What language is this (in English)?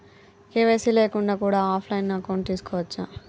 Telugu